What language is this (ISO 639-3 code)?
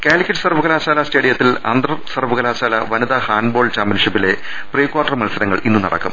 mal